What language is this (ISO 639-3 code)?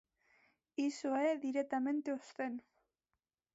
glg